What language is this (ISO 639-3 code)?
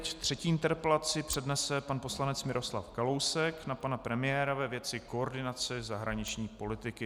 ces